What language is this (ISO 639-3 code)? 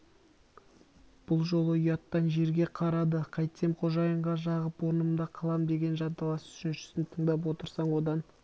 kaz